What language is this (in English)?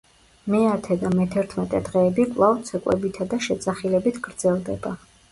Georgian